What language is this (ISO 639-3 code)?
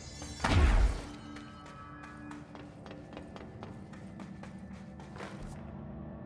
pol